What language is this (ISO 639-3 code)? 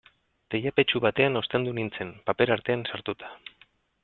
eus